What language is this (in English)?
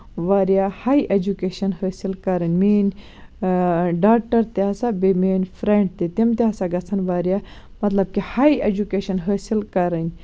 Kashmiri